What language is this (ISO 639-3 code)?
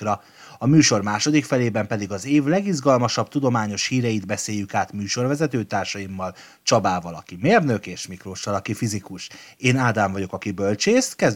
hun